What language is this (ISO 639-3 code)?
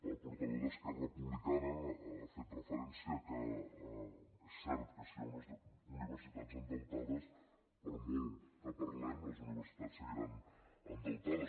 cat